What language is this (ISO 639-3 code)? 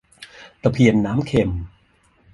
tha